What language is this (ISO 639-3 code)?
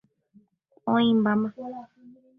grn